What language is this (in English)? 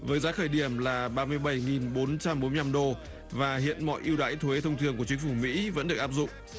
Vietnamese